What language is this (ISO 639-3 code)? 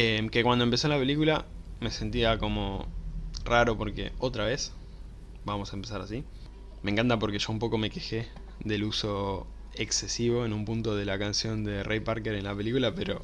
spa